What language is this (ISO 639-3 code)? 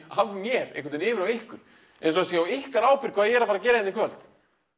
isl